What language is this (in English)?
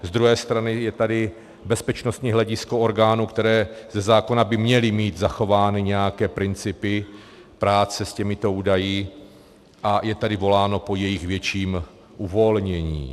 Czech